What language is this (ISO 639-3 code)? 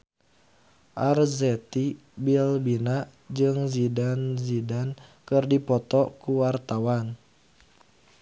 sun